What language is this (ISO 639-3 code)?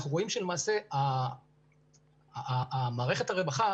heb